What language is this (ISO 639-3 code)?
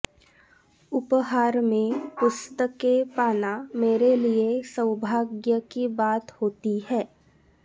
san